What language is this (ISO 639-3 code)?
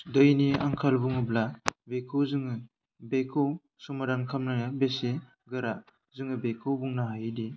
brx